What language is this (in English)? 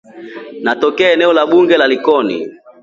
Swahili